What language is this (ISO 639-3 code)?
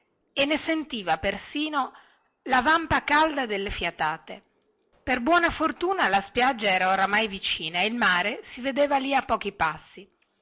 ita